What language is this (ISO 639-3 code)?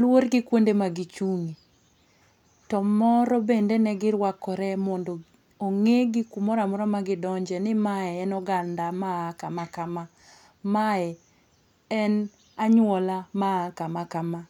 luo